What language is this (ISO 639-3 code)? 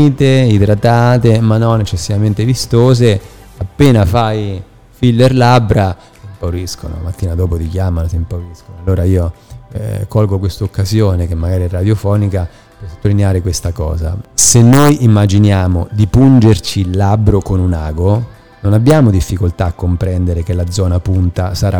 ita